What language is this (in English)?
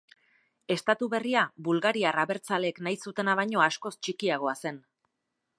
Basque